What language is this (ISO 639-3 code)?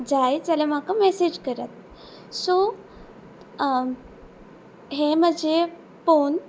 kok